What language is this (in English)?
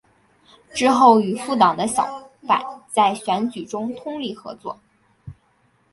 Chinese